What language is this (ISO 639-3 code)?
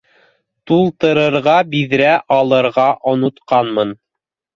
bak